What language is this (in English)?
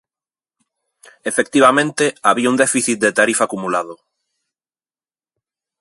Galician